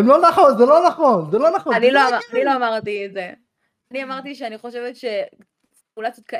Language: Hebrew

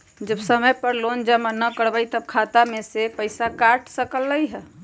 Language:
Magahi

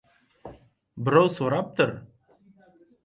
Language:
Uzbek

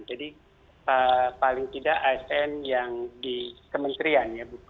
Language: Indonesian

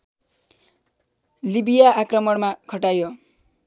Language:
Nepali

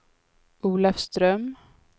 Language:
Swedish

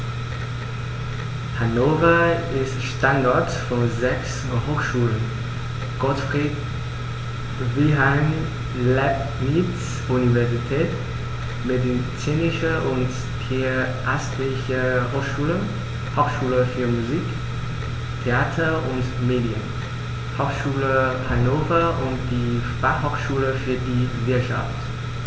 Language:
German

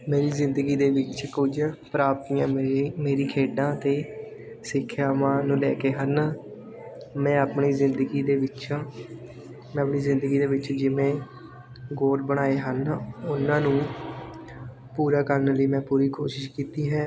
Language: Punjabi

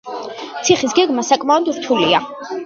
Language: Georgian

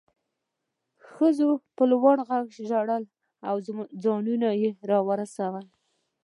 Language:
Pashto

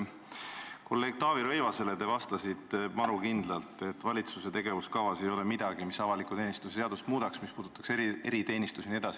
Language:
Estonian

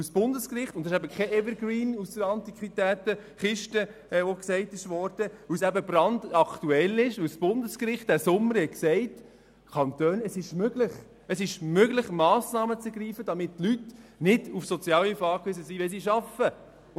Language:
Swiss German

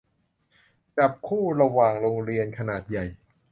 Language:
Thai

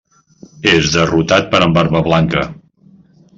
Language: Catalan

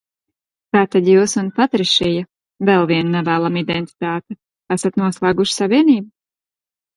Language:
Latvian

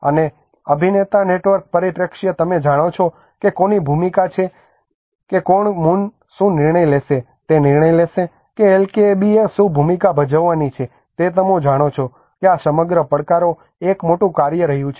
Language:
Gujarati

